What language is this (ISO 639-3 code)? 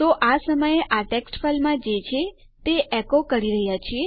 guj